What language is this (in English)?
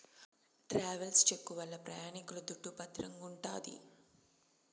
Telugu